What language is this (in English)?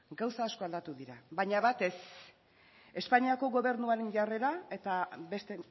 Basque